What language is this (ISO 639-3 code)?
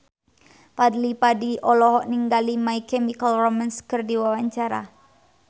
sun